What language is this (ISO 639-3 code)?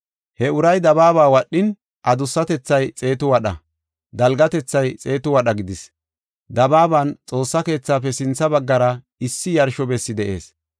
gof